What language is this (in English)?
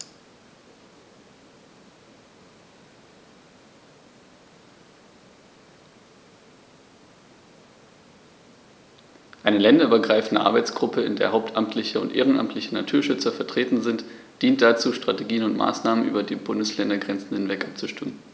German